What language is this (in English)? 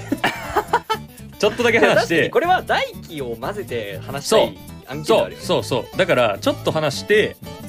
Japanese